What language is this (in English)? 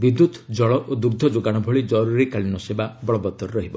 Odia